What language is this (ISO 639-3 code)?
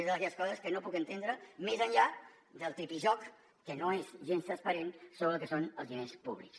cat